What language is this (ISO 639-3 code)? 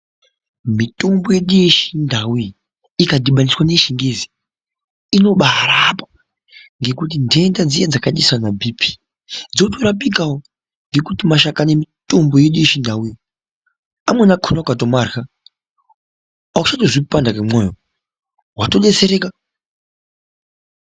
ndc